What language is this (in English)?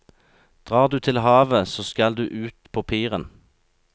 Norwegian